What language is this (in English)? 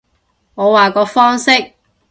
Cantonese